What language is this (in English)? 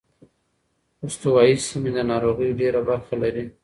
Pashto